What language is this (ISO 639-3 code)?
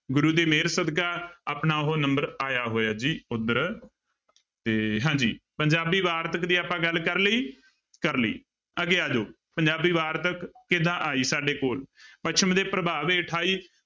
pan